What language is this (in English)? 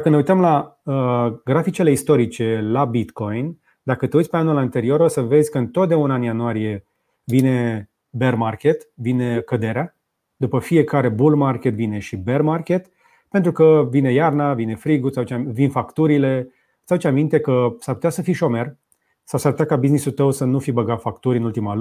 Romanian